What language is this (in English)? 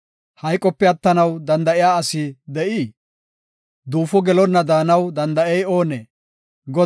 Gofa